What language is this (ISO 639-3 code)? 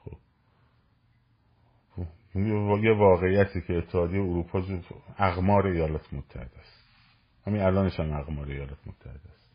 fas